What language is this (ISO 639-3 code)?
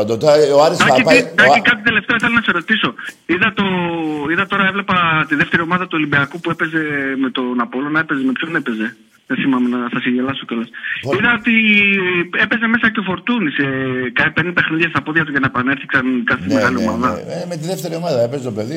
ell